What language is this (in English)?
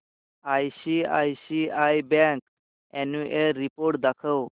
Marathi